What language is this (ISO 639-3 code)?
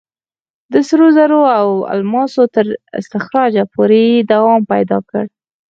pus